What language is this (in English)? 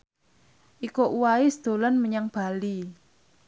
Javanese